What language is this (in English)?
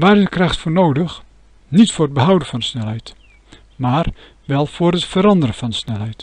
Dutch